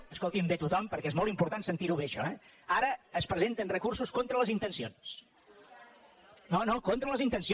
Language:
Catalan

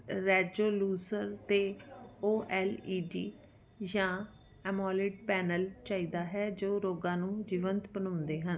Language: Punjabi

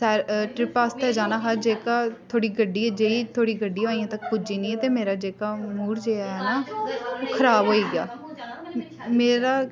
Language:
Dogri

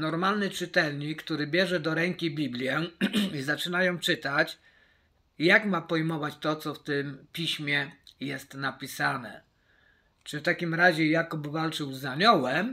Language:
Polish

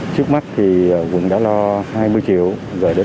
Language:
Vietnamese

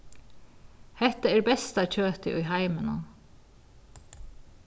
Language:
Faroese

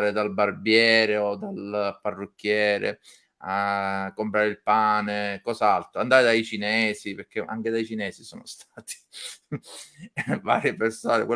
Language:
Italian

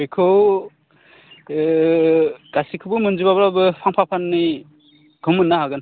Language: Bodo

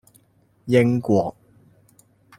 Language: Cantonese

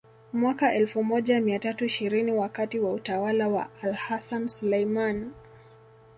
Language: Swahili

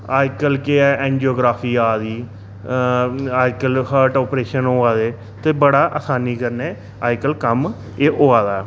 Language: Dogri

